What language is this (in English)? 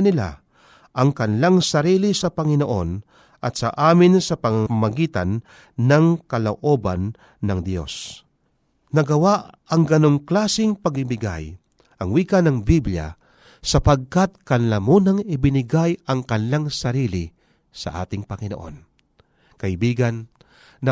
Filipino